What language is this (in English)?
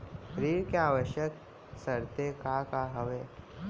Chhattisgarhi